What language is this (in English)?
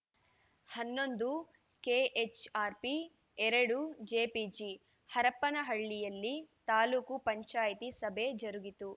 Kannada